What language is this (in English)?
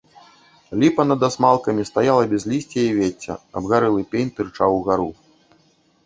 Belarusian